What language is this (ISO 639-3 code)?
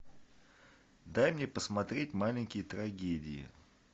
rus